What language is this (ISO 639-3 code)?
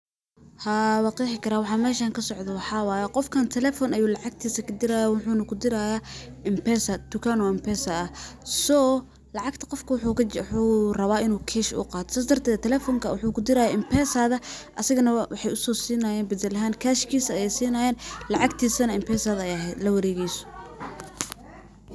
som